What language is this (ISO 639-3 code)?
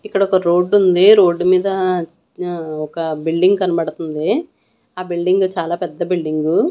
tel